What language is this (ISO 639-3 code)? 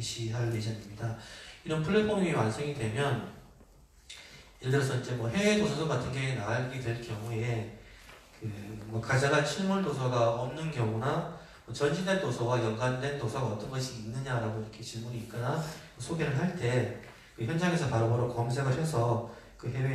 kor